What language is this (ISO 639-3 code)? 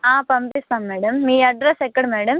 tel